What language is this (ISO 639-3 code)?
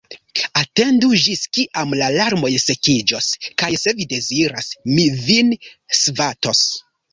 epo